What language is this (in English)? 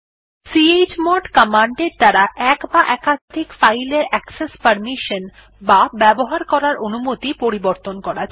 Bangla